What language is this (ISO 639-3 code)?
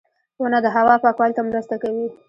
pus